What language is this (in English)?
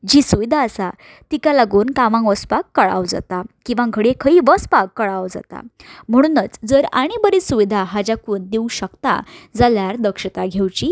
Konkani